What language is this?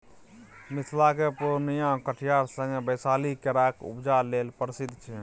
Maithili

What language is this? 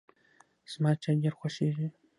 Pashto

